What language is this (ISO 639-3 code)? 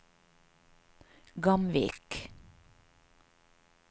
nor